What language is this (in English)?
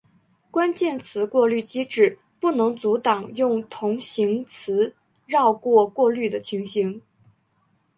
Chinese